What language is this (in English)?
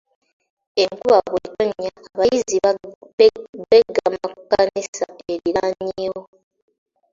Ganda